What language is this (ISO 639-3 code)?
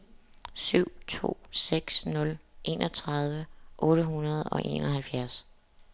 dan